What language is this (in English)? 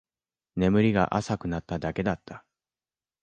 Japanese